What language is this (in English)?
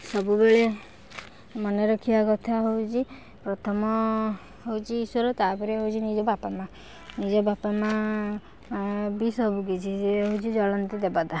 Odia